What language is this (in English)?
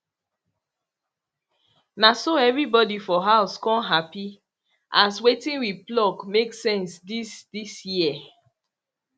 Nigerian Pidgin